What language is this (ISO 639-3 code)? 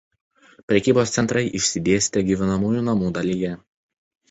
lit